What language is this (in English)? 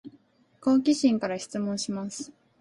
Japanese